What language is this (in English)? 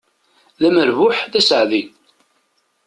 Kabyle